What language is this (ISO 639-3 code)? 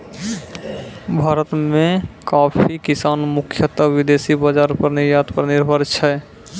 mai